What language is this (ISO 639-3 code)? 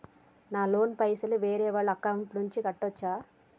tel